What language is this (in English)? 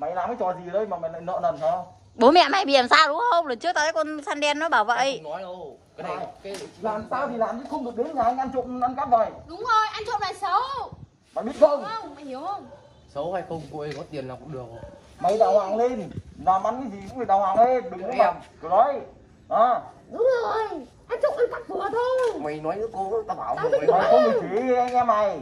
Vietnamese